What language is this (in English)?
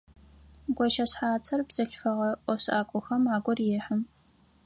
Adyghe